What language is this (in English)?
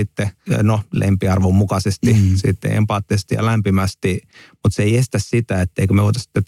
Finnish